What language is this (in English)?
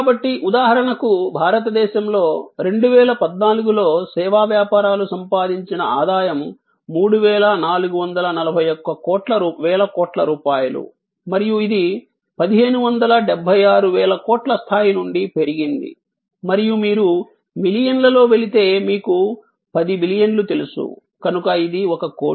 Telugu